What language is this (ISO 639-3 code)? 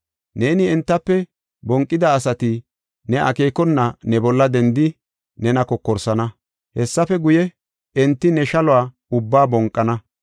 gof